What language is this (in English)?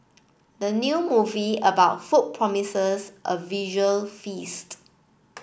English